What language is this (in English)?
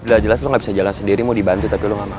Indonesian